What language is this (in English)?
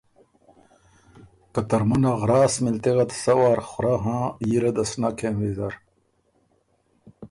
Ormuri